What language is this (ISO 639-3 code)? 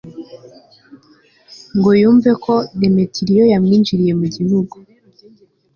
kin